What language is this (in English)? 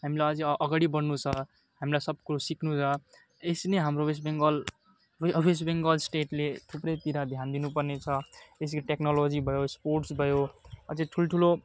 Nepali